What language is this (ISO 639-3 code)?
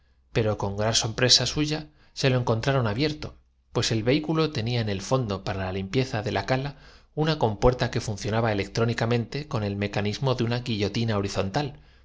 spa